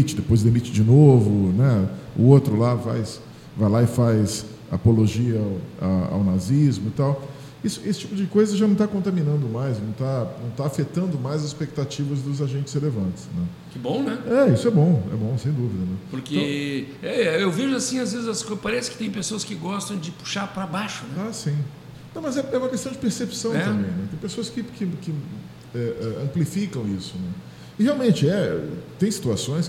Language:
Portuguese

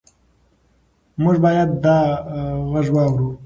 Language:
Pashto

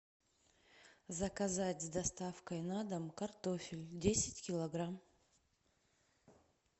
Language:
Russian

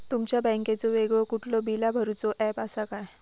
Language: Marathi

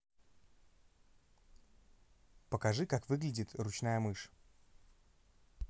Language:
Russian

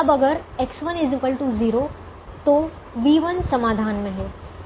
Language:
Hindi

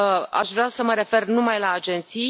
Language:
Romanian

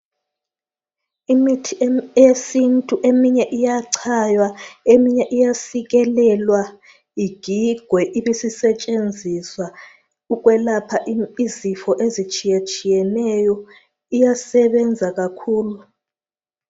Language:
North Ndebele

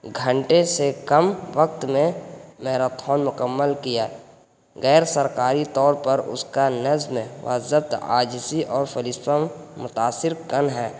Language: Urdu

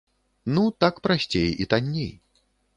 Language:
Belarusian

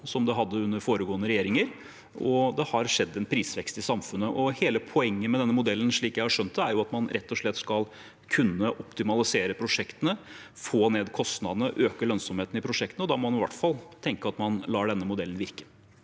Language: Norwegian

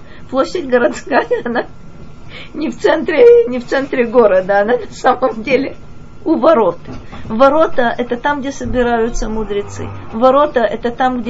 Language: Russian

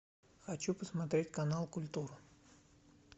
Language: Russian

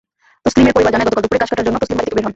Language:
Bangla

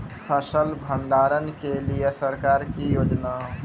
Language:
Maithili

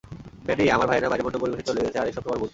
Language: Bangla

